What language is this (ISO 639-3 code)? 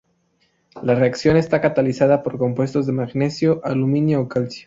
spa